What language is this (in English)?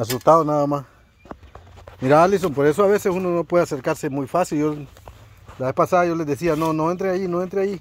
Spanish